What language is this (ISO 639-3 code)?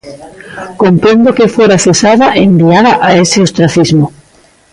glg